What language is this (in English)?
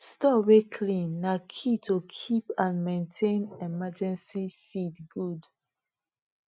Nigerian Pidgin